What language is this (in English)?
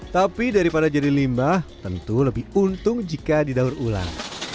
Indonesian